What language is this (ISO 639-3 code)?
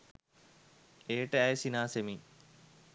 sin